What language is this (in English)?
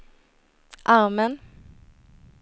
Swedish